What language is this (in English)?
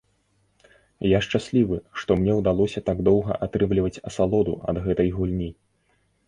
Belarusian